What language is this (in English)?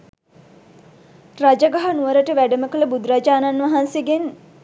Sinhala